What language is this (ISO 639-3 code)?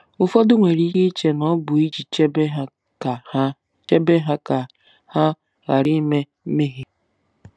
ibo